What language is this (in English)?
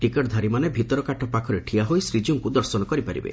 Odia